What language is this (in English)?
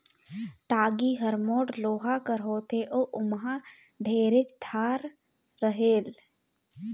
Chhattisgarhi